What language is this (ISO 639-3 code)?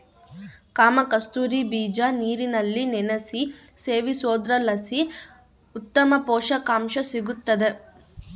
kan